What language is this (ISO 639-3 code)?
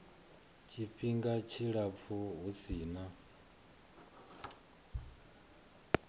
ven